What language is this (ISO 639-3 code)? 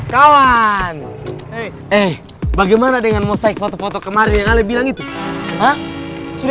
ind